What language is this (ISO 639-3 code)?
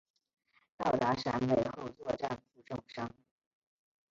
zho